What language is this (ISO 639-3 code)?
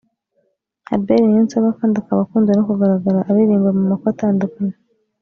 kin